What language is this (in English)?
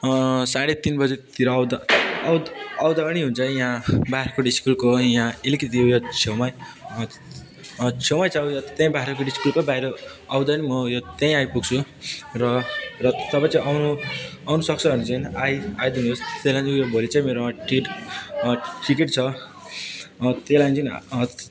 Nepali